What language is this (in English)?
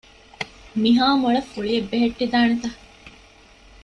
Divehi